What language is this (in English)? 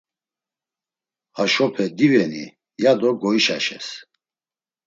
Laz